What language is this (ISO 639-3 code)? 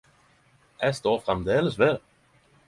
nno